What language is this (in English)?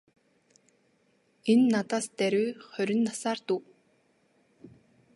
Mongolian